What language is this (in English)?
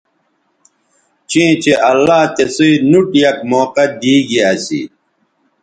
Bateri